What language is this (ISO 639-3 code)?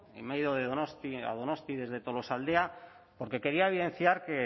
spa